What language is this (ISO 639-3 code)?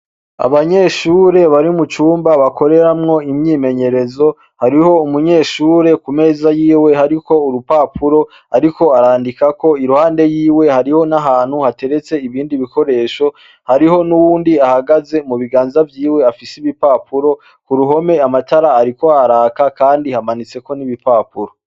run